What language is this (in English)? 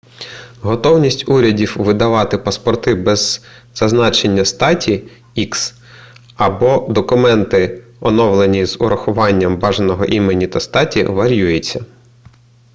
Ukrainian